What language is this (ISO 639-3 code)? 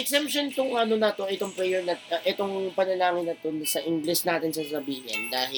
fil